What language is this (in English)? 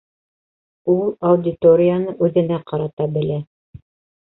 Bashkir